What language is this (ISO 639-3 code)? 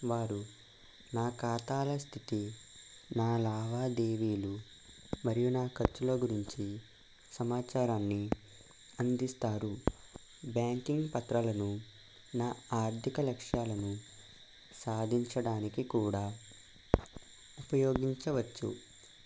tel